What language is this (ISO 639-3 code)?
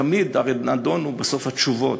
heb